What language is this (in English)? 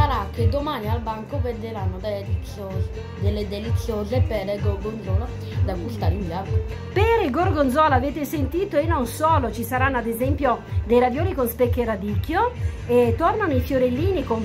Italian